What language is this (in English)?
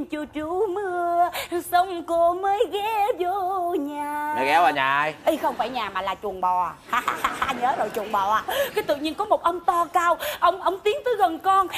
Vietnamese